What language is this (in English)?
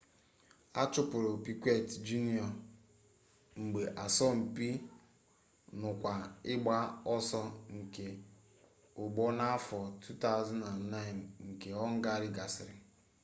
Igbo